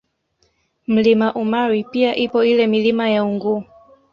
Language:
Swahili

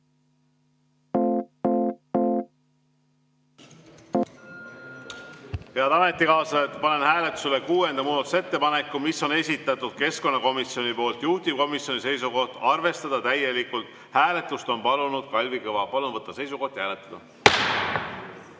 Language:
Estonian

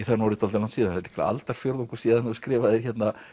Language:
Icelandic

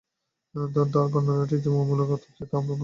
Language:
Bangla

